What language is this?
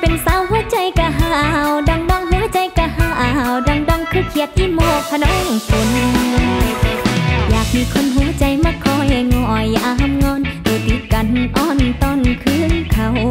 Thai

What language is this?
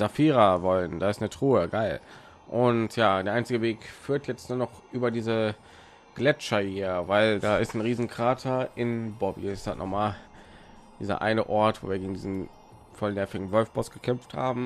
German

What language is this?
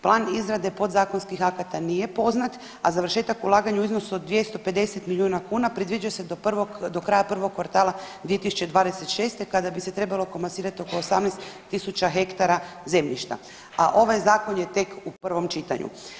Croatian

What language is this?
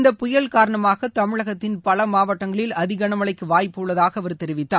Tamil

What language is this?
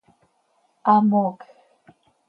Seri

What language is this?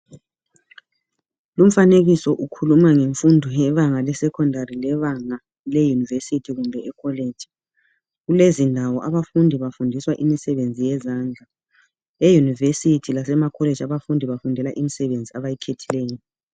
North Ndebele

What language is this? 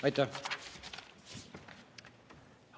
Estonian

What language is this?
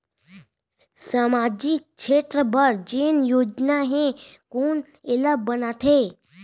Chhattisgarhi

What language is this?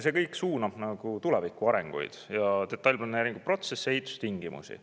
Estonian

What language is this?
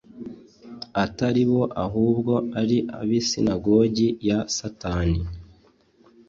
Kinyarwanda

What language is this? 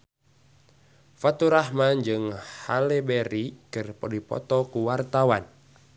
Sundanese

